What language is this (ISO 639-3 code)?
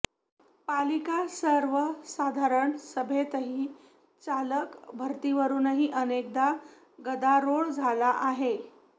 mar